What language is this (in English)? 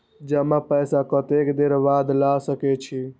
Maithili